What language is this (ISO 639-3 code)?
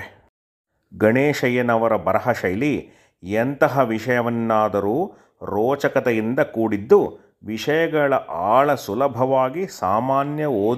kan